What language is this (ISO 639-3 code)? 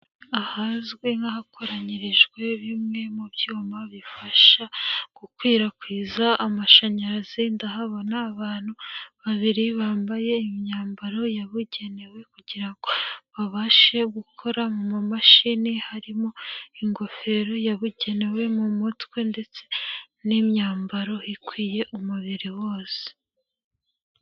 kin